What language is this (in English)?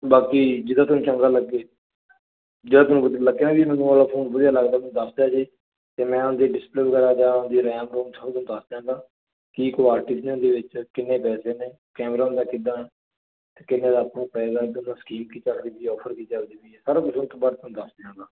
Punjabi